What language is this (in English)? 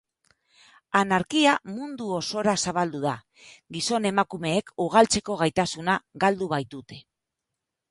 Basque